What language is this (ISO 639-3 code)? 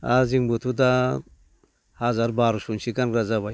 brx